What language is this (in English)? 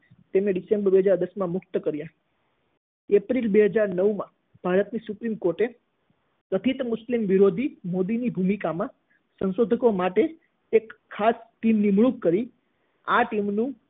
Gujarati